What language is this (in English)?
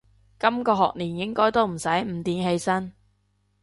Cantonese